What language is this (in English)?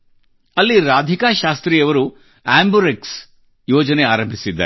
Kannada